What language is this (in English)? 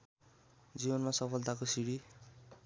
Nepali